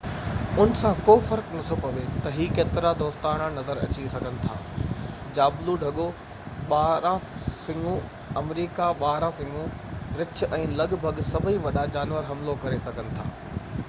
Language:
Sindhi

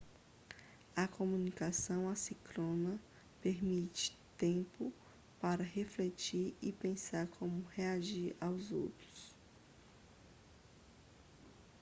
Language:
Portuguese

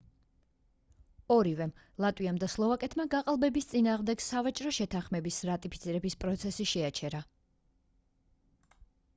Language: Georgian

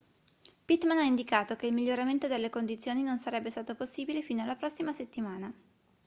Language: Italian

